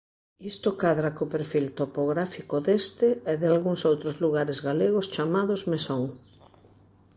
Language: Galician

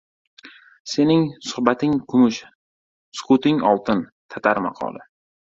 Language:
Uzbek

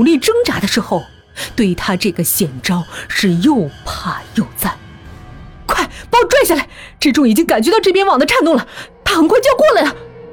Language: Chinese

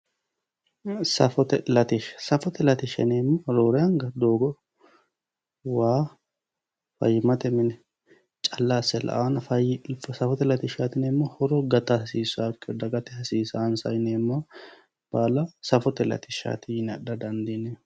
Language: Sidamo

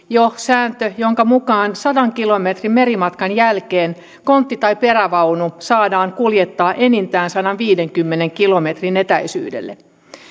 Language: Finnish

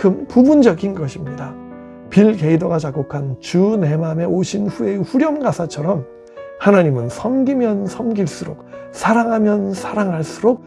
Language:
Korean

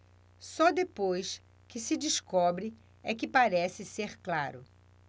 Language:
Portuguese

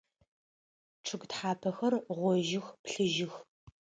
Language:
Adyghe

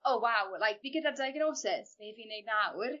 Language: Welsh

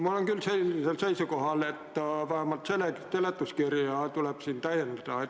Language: Estonian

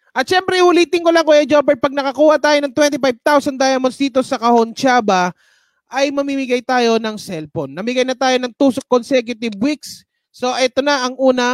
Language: Filipino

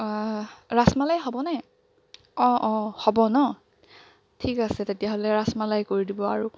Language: Assamese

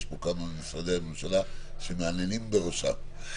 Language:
Hebrew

